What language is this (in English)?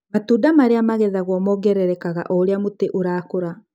Kikuyu